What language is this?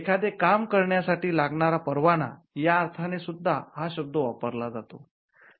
Marathi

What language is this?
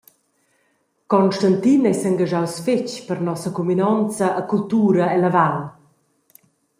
Romansh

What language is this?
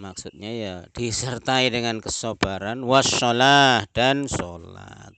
Indonesian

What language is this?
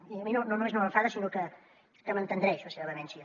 Catalan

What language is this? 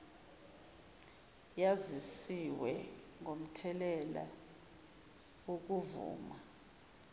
Zulu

